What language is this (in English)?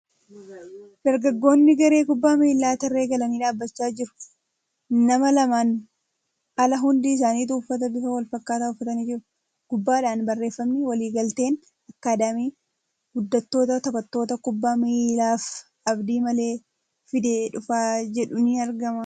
Oromo